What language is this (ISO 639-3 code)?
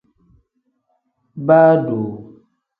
kdh